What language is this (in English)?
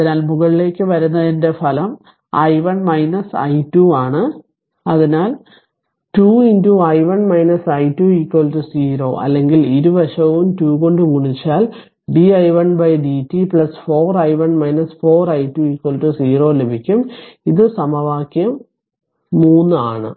Malayalam